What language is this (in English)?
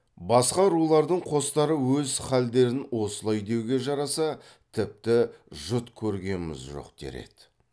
Kazakh